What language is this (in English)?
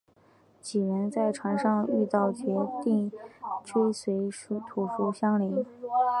Chinese